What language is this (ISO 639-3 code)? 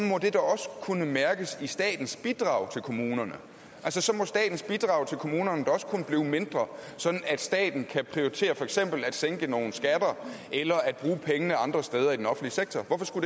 dan